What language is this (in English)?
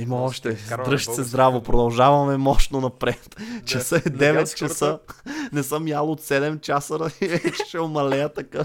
Bulgarian